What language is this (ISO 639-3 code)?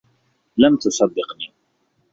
ara